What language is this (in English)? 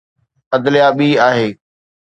Sindhi